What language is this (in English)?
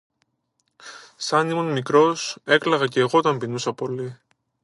Greek